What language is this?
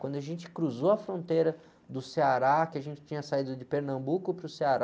Portuguese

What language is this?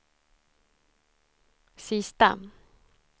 Swedish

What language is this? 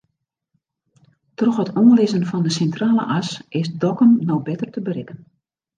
Western Frisian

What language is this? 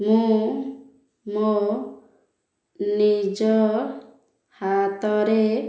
Odia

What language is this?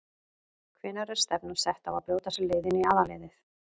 Icelandic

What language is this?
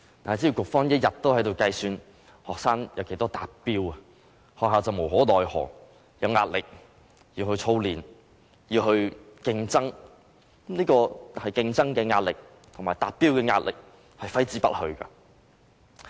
Cantonese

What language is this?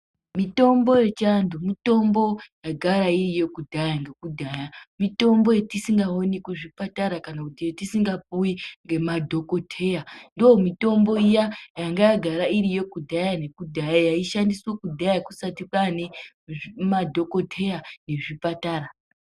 Ndau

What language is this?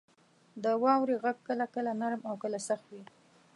Pashto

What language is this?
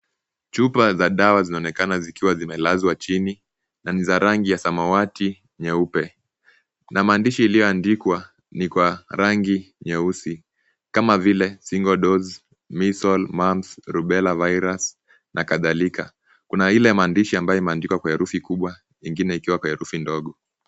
Swahili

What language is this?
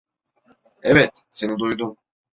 Turkish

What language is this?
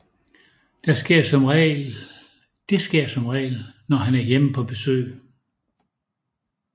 Danish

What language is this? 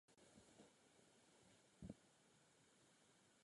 Czech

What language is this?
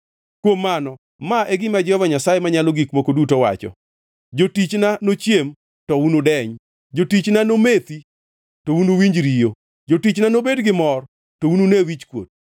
Luo (Kenya and Tanzania)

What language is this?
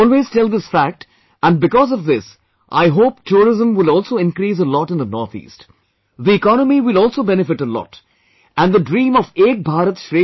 English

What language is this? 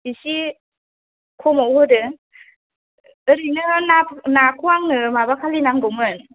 Bodo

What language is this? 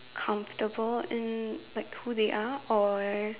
English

